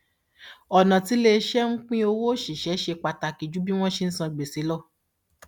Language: Yoruba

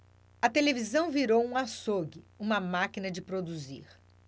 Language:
Portuguese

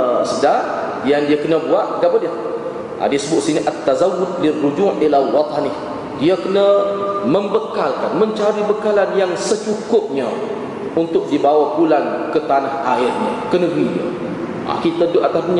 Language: Malay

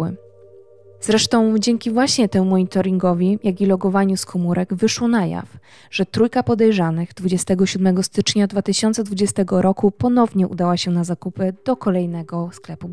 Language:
Polish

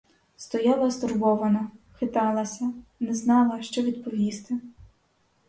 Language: Ukrainian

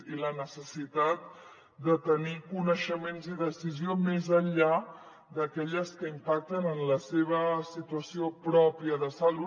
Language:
Catalan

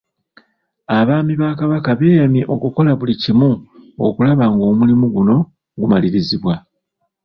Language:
Ganda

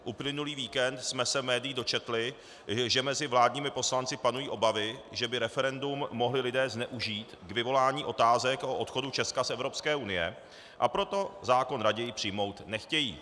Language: Czech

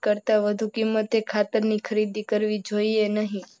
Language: Gujarati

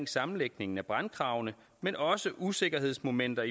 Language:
Danish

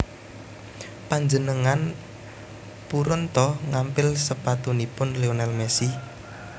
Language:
Javanese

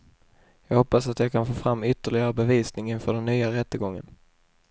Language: Swedish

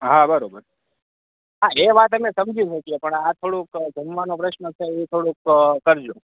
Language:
Gujarati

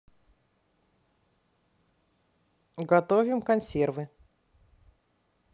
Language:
Russian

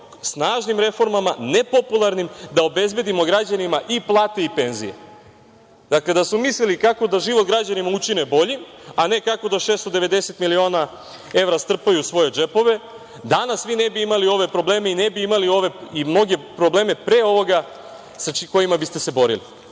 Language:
Serbian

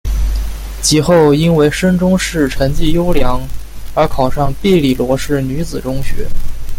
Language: Chinese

